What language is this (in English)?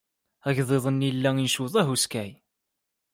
Kabyle